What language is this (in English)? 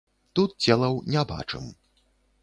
Belarusian